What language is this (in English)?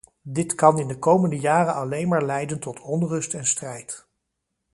Dutch